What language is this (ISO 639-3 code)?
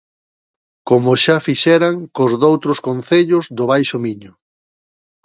glg